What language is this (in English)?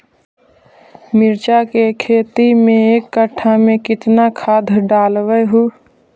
Magahi